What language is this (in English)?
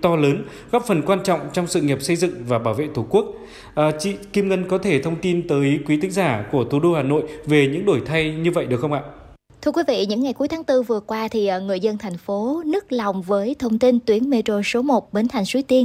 Vietnamese